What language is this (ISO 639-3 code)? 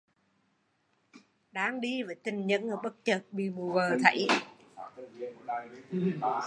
vie